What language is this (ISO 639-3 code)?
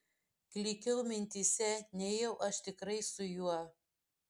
lit